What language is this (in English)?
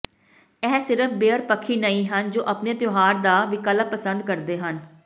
Punjabi